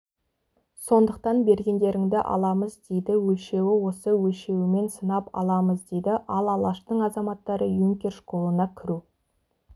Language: Kazakh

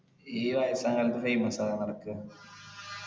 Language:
Malayalam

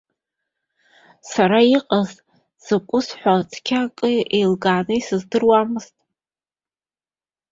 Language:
Abkhazian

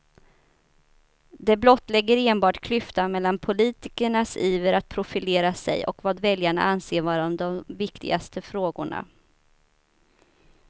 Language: Swedish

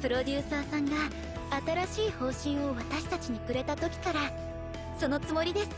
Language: Japanese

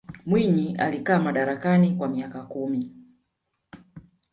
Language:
Swahili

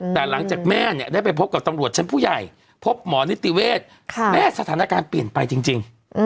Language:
Thai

